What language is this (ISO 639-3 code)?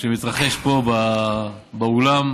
heb